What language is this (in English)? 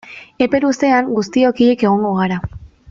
Basque